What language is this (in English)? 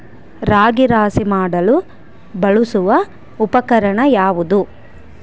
Kannada